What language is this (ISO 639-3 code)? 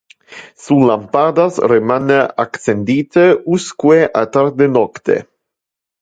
ina